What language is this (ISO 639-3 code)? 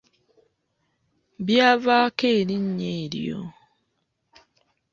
lug